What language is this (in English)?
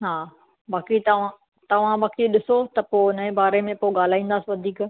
Sindhi